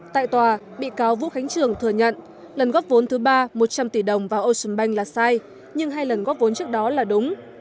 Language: Vietnamese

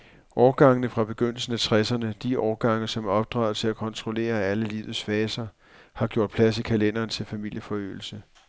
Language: Danish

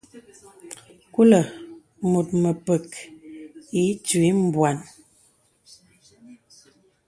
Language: Bebele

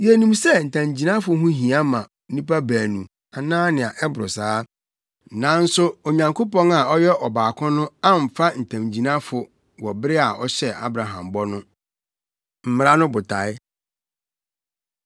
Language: Akan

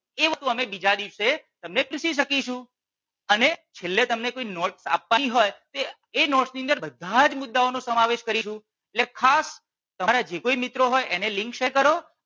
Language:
Gujarati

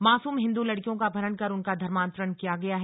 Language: Hindi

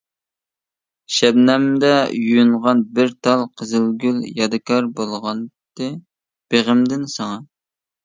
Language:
Uyghur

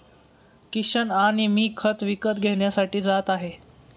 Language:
Marathi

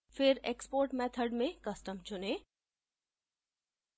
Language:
Hindi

